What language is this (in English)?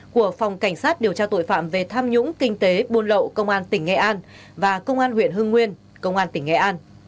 Vietnamese